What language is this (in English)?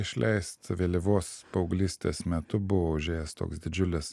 Lithuanian